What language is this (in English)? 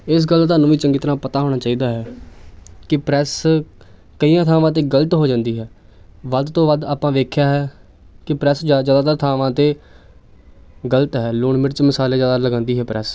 Punjabi